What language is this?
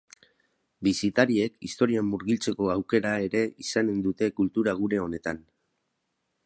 Basque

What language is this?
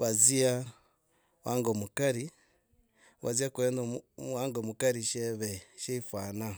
Logooli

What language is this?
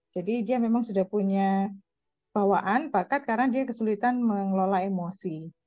Indonesian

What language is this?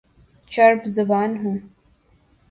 Urdu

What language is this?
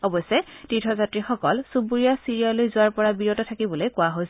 Assamese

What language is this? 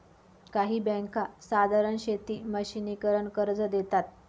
Marathi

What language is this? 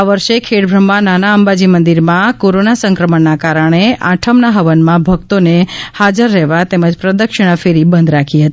Gujarati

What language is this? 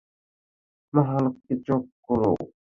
Bangla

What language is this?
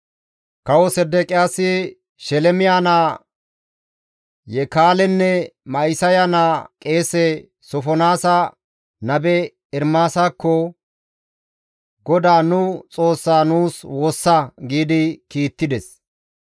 Gamo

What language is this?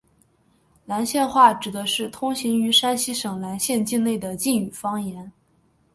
Chinese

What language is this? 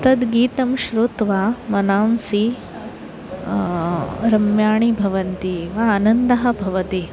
Sanskrit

